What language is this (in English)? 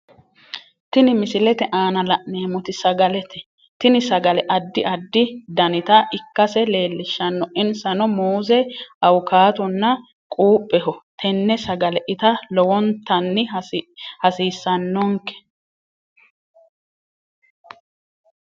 Sidamo